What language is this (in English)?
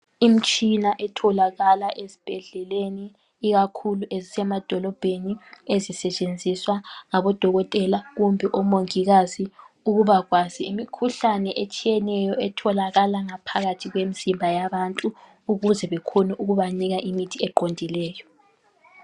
North Ndebele